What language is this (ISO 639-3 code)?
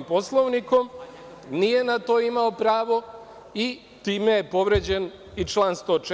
srp